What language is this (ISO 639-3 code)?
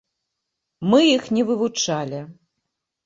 bel